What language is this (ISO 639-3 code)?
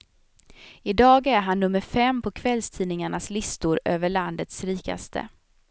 swe